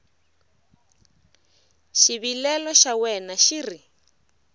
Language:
Tsonga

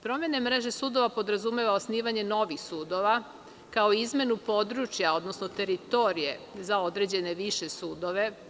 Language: Serbian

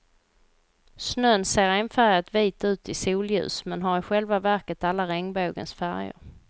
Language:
Swedish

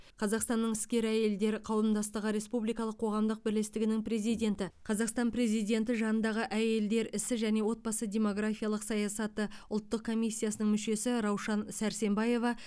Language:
Kazakh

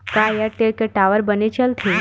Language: Chhattisgarhi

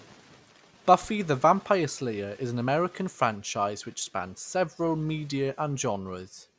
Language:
English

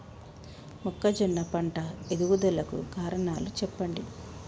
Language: Telugu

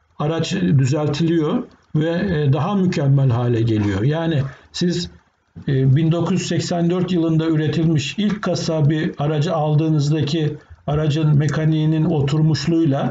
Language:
Turkish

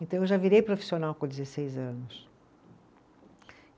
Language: Portuguese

